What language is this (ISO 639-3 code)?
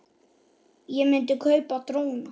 isl